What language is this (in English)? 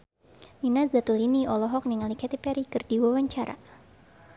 Sundanese